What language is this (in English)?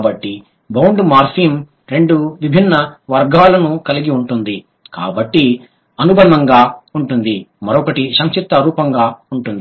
Telugu